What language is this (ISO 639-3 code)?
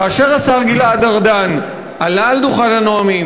heb